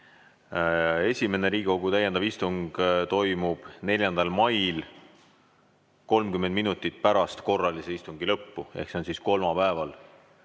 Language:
Estonian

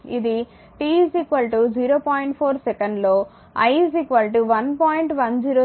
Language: Telugu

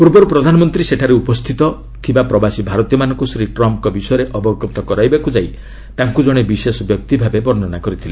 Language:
Odia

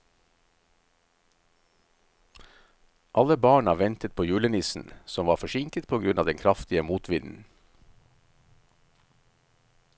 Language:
Norwegian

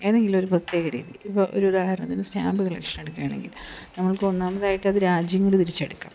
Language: Malayalam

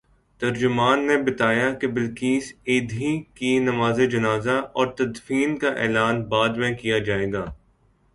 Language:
Urdu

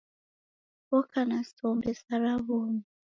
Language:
Taita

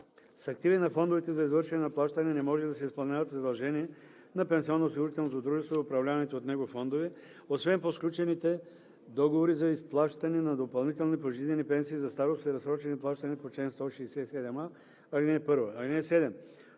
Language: Bulgarian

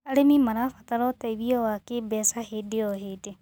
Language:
Kikuyu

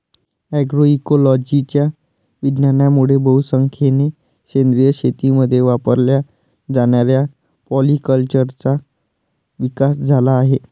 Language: Marathi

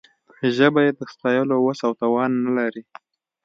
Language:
Pashto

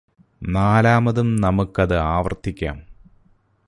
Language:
Malayalam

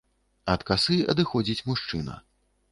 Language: Belarusian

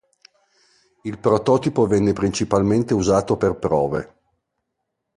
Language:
Italian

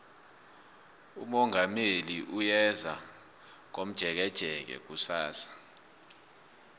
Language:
South Ndebele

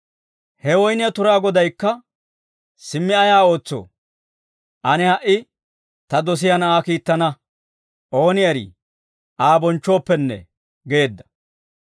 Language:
Dawro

